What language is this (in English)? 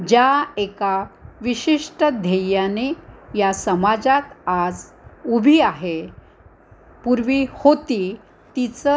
Marathi